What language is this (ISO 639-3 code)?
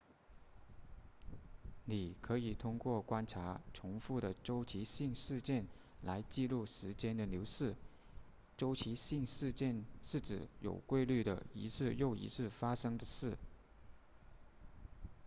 zho